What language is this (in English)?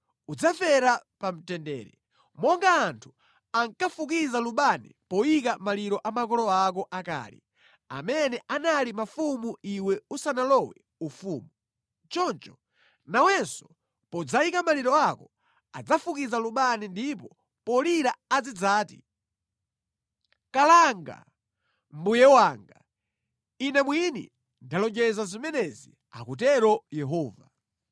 Nyanja